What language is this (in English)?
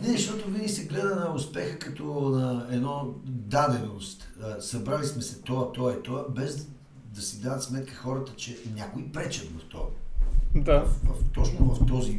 Bulgarian